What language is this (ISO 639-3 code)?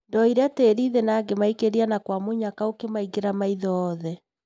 kik